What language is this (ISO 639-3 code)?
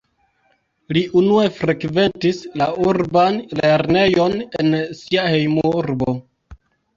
epo